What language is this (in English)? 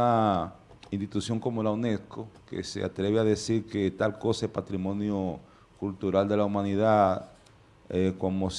Spanish